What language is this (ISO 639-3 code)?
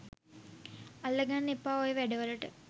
sin